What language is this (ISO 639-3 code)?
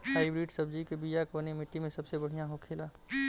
bho